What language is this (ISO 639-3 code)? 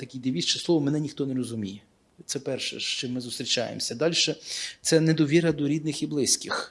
ukr